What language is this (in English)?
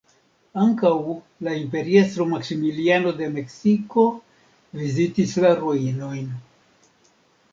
Esperanto